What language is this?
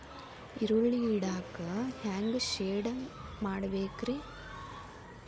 Kannada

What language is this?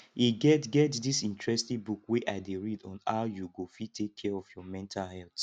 Nigerian Pidgin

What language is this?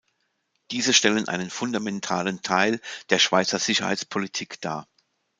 German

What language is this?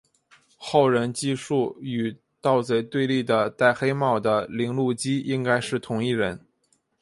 Chinese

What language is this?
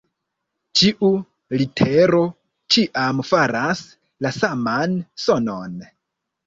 Esperanto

